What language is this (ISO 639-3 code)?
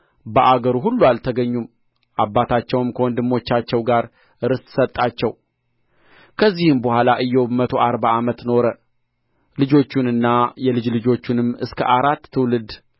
amh